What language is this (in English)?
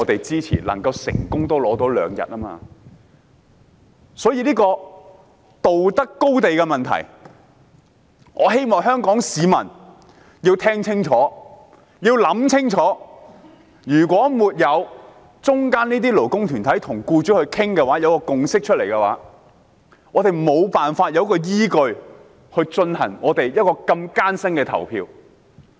Cantonese